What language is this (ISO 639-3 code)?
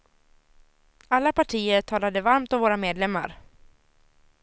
swe